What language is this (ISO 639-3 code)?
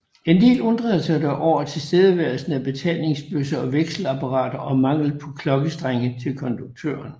dan